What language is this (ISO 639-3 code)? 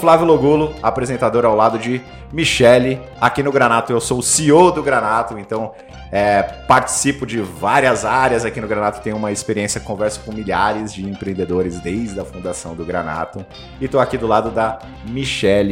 por